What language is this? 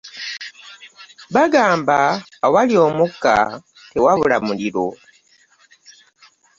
Ganda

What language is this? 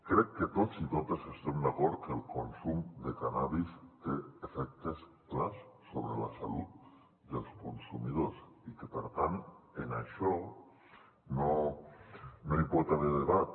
Catalan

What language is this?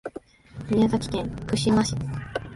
Japanese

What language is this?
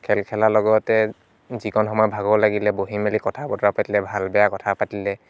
Assamese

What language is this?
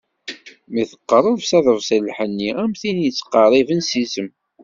Kabyle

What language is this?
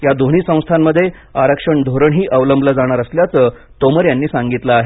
Marathi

